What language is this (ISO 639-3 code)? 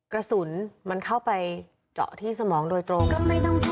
tha